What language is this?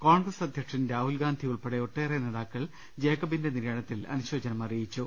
Malayalam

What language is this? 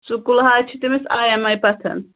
Kashmiri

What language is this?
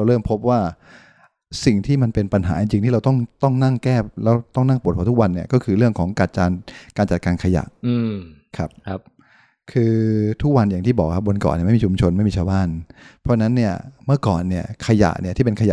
Thai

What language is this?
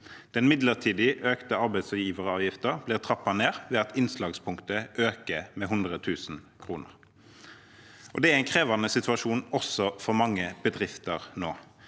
Norwegian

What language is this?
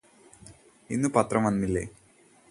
Malayalam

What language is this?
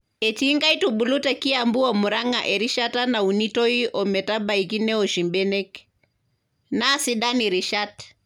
Masai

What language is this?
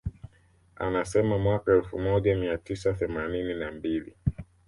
Swahili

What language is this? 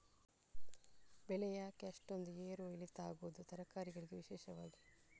Kannada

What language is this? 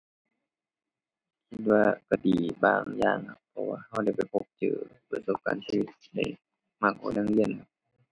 Thai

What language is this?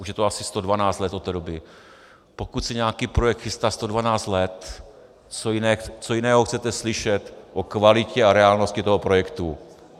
Czech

